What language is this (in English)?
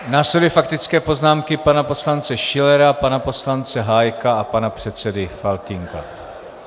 Czech